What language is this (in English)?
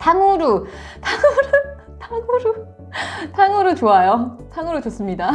Korean